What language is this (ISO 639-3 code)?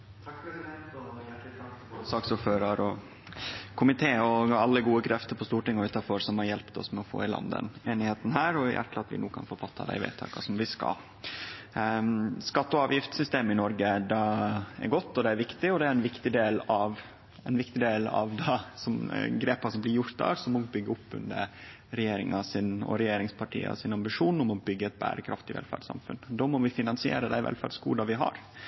nno